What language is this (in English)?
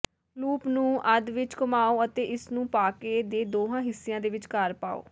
Punjabi